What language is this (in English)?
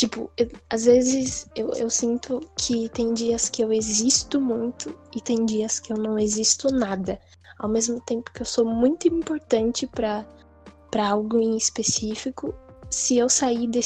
Portuguese